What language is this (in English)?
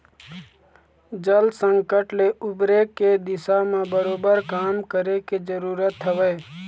Chhattisgarhi